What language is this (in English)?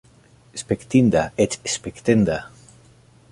Esperanto